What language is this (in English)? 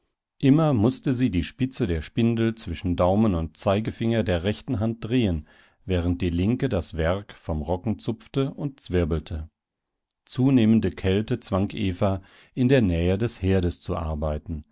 German